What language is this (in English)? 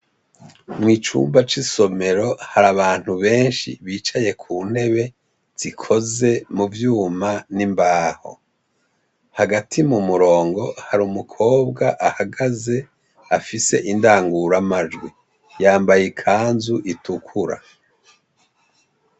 Rundi